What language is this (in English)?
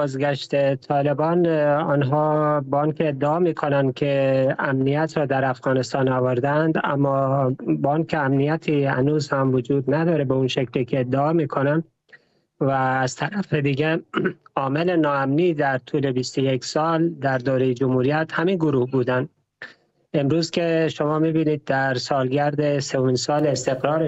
Persian